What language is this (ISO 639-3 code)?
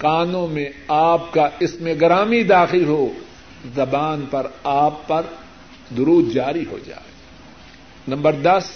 urd